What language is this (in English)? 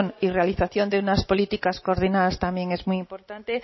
Spanish